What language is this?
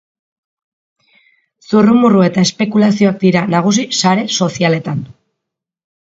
Basque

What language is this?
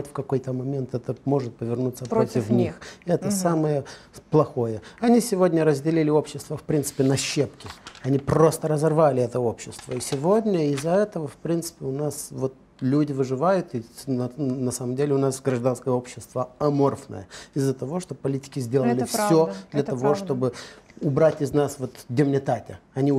Russian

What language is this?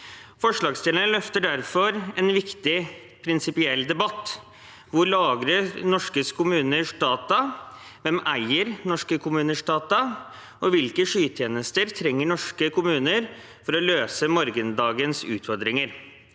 Norwegian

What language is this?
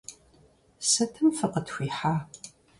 Kabardian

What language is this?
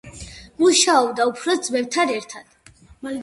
Georgian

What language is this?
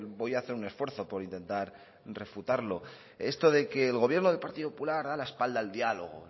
Spanish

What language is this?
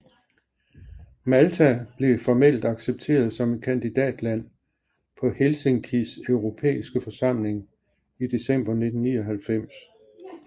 Danish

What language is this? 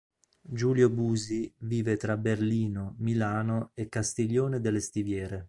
Italian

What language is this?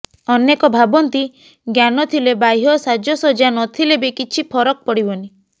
Odia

